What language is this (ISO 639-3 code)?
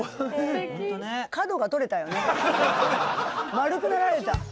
jpn